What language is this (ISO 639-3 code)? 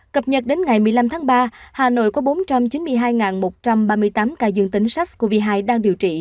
vie